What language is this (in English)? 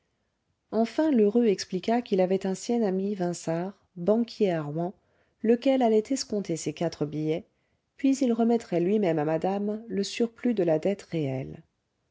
French